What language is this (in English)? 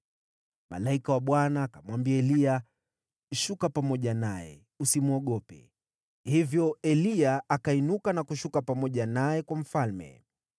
Swahili